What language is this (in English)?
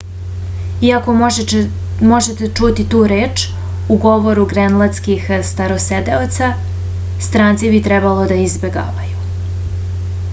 Serbian